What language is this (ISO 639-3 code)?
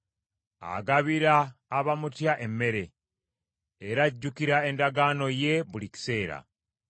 lug